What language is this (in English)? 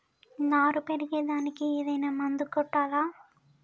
Telugu